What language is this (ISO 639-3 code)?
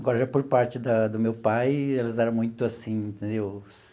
por